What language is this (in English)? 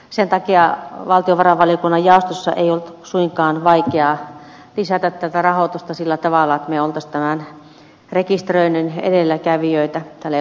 Finnish